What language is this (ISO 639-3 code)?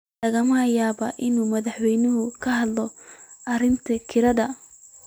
som